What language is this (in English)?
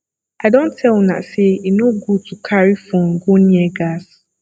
Nigerian Pidgin